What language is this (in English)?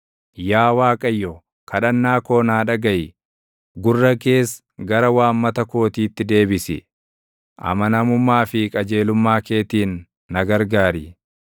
Oromo